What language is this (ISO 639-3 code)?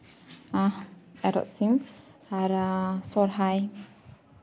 sat